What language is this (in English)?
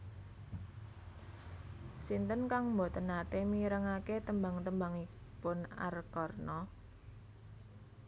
Javanese